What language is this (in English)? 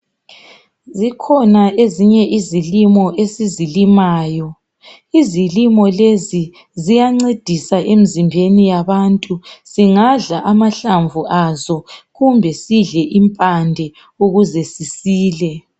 North Ndebele